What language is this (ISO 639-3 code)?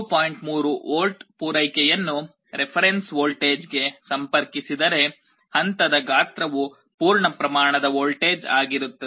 kan